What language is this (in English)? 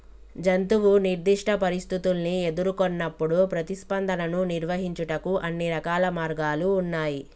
Telugu